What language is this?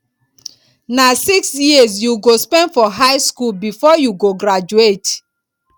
Nigerian Pidgin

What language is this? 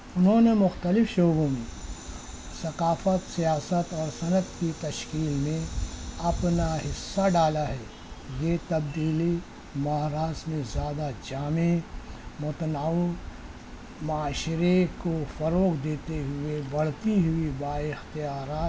Urdu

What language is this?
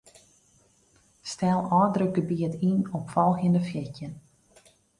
Western Frisian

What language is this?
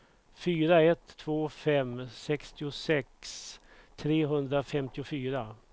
Swedish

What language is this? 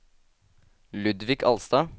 Norwegian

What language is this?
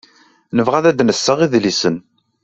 Kabyle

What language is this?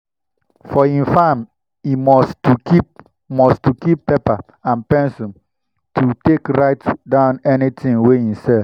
Nigerian Pidgin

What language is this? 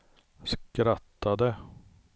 Swedish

